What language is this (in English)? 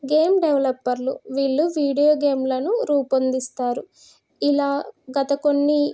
Telugu